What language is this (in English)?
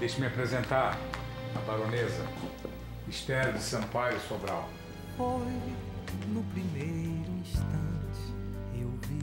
Portuguese